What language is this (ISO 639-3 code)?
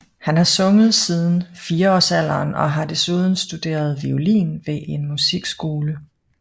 dan